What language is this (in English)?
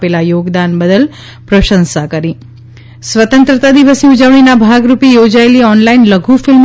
Gujarati